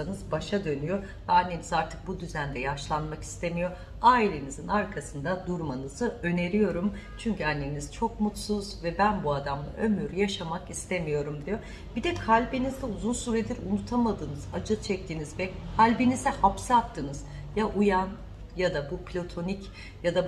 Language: Turkish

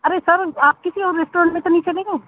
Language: Urdu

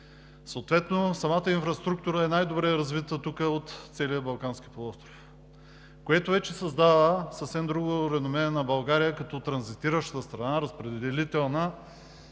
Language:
Bulgarian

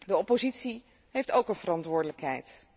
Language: Dutch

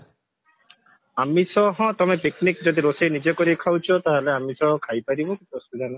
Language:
Odia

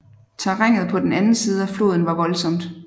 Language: Danish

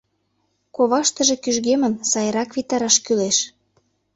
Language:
Mari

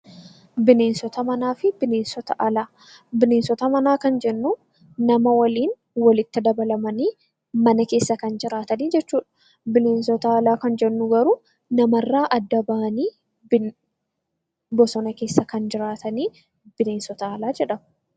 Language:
Oromo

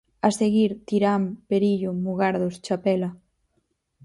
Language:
Galician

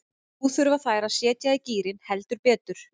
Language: Icelandic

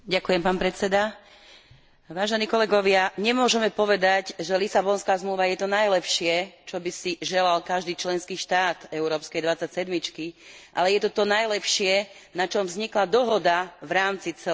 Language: Slovak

